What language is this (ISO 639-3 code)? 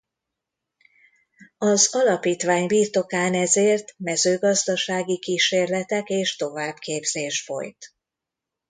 hun